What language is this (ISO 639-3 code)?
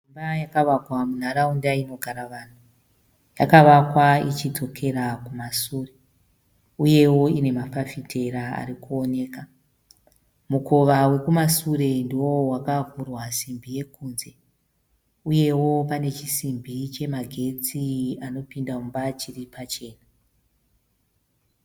sna